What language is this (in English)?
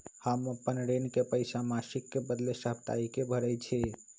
Magahi